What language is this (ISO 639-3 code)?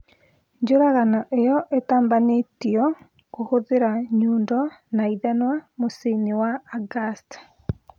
kik